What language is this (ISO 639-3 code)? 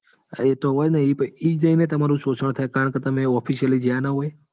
guj